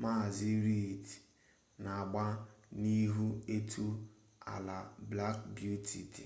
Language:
Igbo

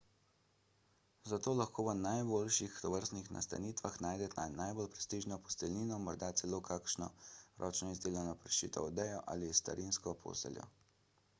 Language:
Slovenian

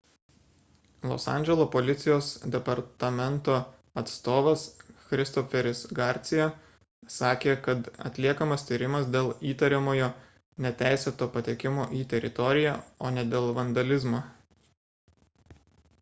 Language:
Lithuanian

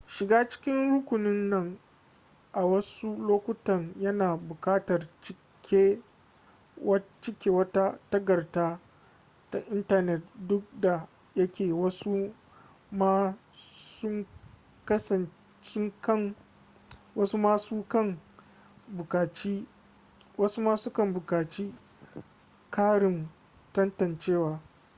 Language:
Hausa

